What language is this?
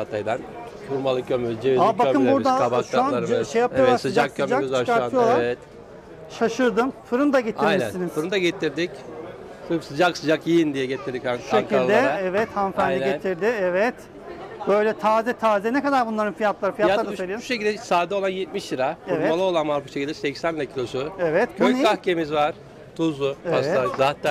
Turkish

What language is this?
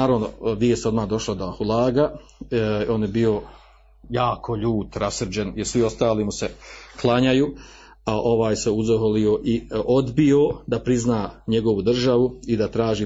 Croatian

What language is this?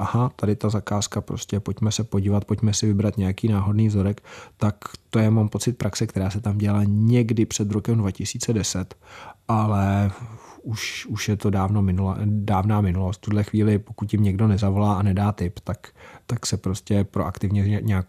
Czech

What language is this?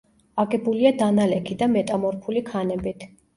Georgian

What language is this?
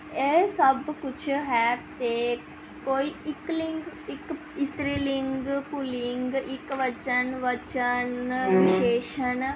Punjabi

